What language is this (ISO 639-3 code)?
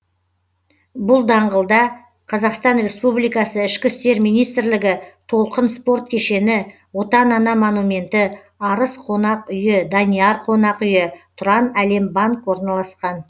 kaz